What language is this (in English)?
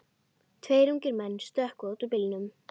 Icelandic